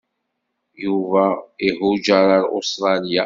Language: Kabyle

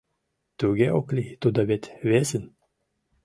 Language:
Mari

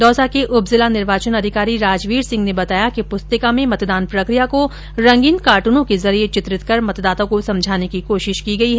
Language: Hindi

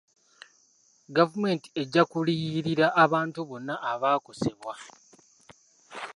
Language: Ganda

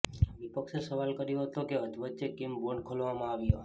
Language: Gujarati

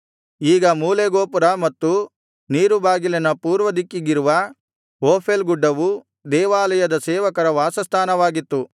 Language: Kannada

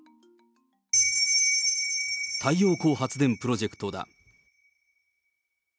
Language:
Japanese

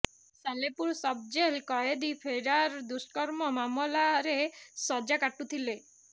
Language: Odia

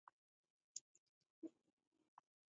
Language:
Taita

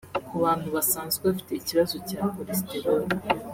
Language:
Kinyarwanda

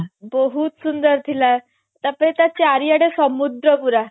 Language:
Odia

